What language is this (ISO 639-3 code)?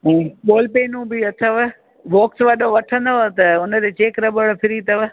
snd